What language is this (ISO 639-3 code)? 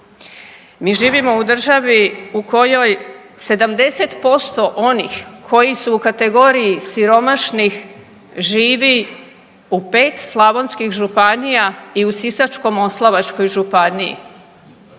hrv